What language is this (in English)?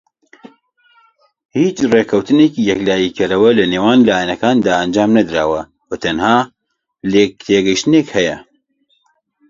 Central Kurdish